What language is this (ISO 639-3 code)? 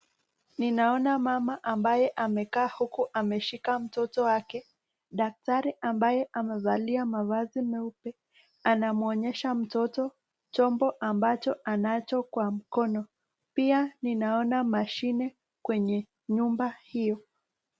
swa